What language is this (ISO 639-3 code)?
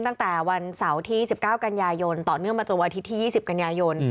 tha